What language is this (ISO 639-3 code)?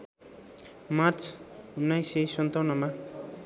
nep